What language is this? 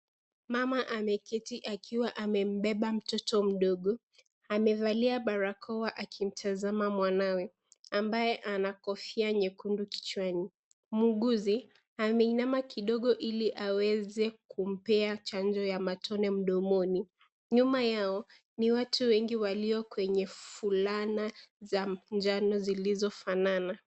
Swahili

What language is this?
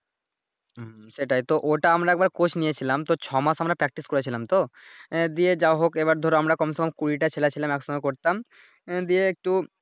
Bangla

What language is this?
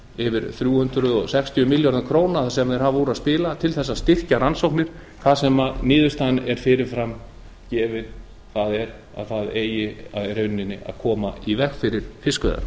Icelandic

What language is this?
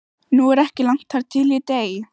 Icelandic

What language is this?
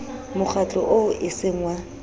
Southern Sotho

